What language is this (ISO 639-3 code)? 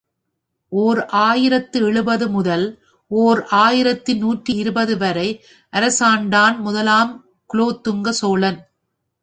tam